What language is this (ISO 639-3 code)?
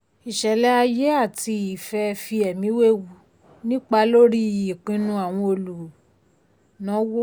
yor